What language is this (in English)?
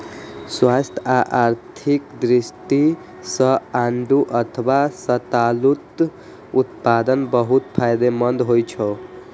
Maithili